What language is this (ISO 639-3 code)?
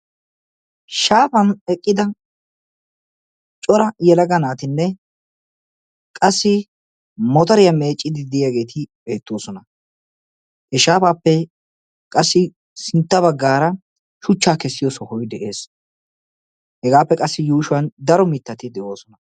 wal